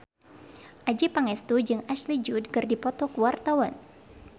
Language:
Sundanese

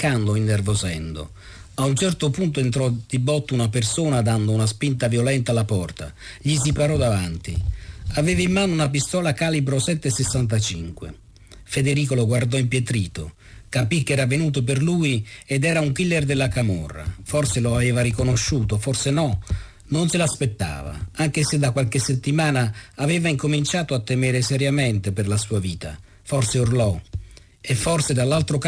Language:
Italian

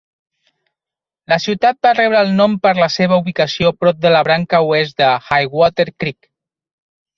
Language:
Catalan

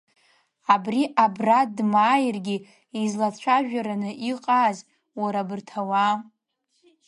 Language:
Abkhazian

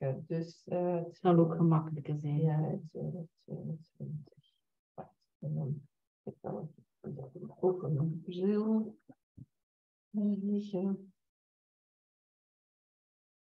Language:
Dutch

